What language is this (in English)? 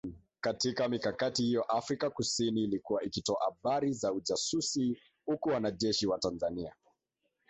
Swahili